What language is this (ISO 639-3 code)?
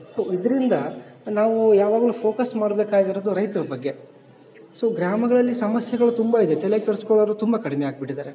kan